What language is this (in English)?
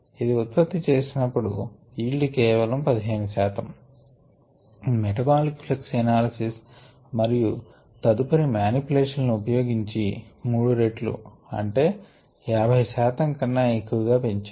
Telugu